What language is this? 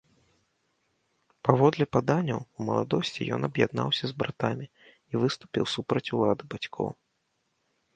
Belarusian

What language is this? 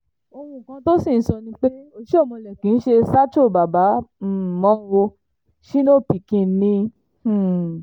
Yoruba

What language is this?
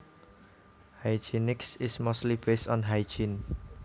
Javanese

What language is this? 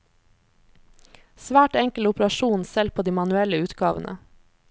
Norwegian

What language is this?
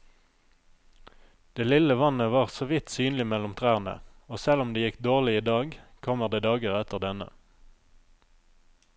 Norwegian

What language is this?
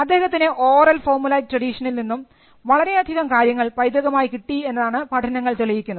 Malayalam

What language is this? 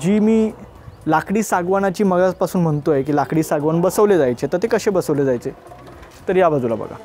Hindi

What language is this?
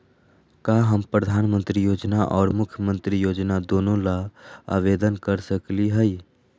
Magahi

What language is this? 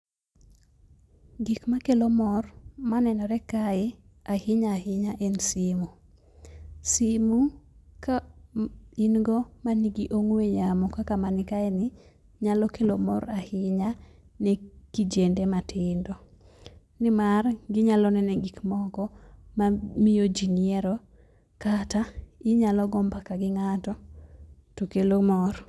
Luo (Kenya and Tanzania)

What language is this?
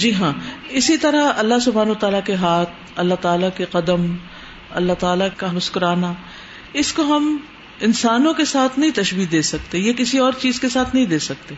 Urdu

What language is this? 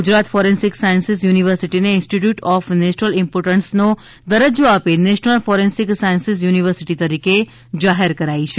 Gujarati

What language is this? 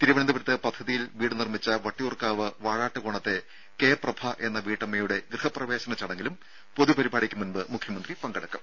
Malayalam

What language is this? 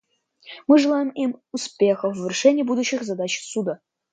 Russian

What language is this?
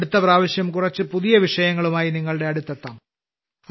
Malayalam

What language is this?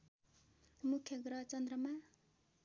Nepali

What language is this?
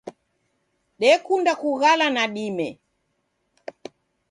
Taita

